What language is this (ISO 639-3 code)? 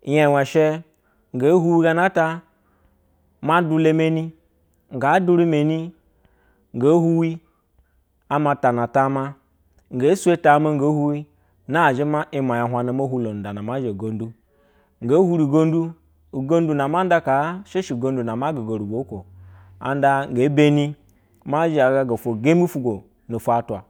bzw